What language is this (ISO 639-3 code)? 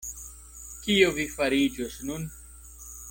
epo